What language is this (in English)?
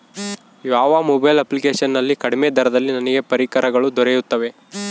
Kannada